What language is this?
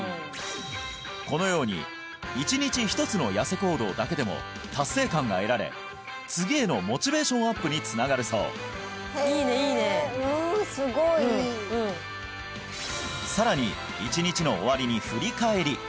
Japanese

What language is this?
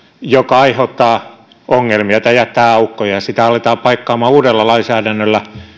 Finnish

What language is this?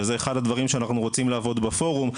Hebrew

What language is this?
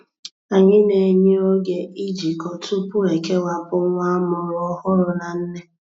Igbo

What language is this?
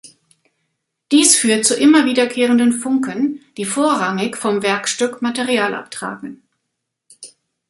German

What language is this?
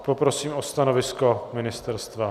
Czech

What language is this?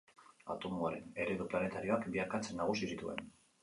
Basque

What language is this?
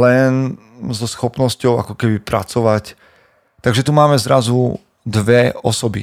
Slovak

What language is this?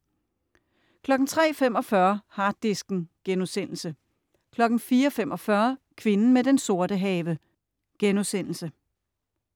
Danish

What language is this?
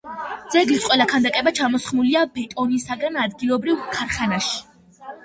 Georgian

